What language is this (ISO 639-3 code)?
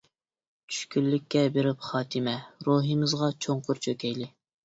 uig